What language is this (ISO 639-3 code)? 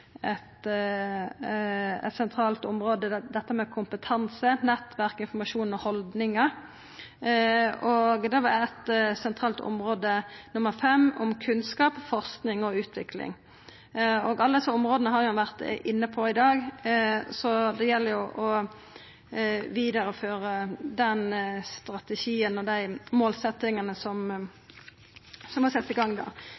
nno